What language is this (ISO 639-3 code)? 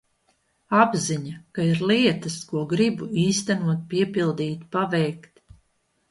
lav